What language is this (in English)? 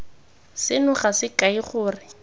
Tswana